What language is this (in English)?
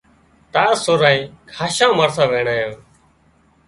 Wadiyara Koli